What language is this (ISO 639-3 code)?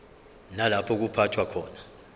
zul